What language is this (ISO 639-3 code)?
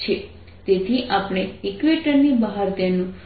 guj